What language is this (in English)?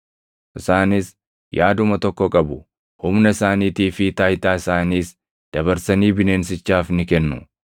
Oromo